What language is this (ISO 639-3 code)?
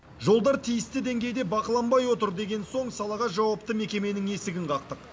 kaz